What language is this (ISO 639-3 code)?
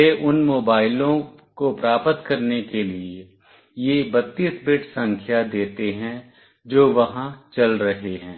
hin